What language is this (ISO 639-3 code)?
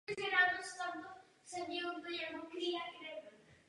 ces